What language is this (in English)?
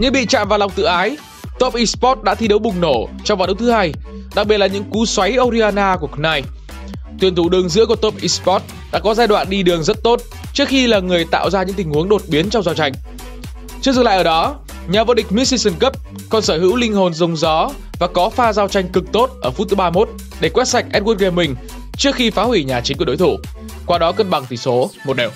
Vietnamese